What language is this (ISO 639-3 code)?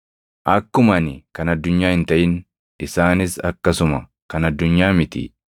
orm